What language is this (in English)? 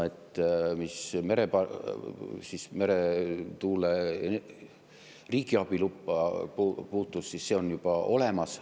Estonian